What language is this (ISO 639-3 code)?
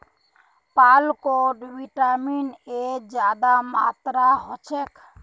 mag